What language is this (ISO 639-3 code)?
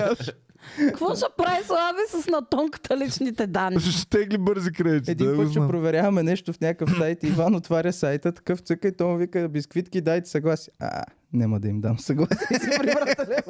bul